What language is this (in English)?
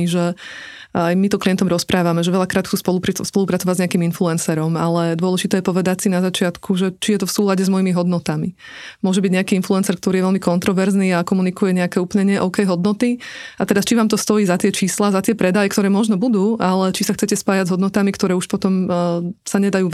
Slovak